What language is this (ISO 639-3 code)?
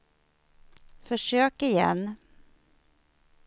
swe